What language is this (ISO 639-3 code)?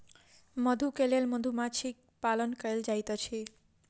mai